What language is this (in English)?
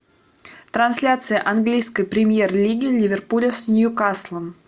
Russian